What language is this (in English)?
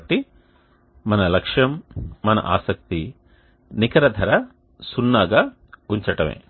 Telugu